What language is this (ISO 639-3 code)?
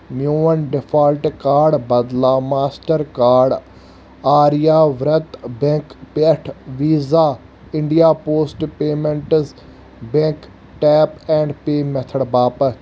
kas